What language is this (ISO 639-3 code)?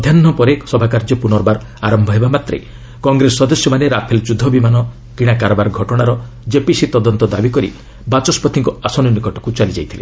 ori